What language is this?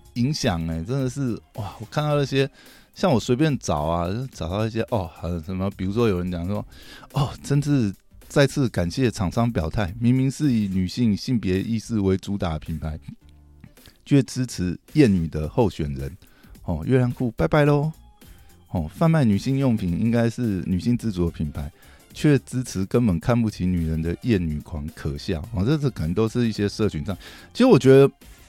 Chinese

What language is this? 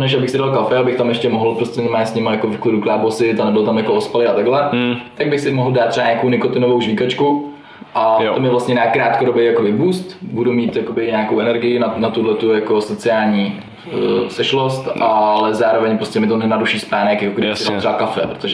Czech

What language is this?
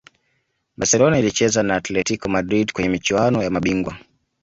Swahili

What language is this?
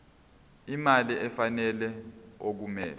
Zulu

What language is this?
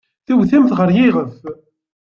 Kabyle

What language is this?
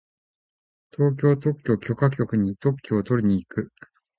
Japanese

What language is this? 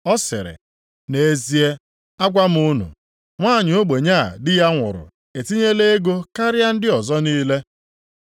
Igbo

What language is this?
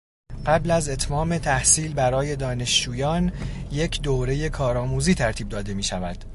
Persian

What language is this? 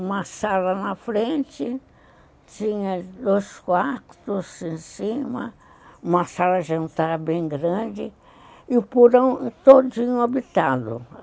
Portuguese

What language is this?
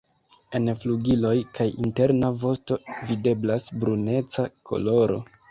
Esperanto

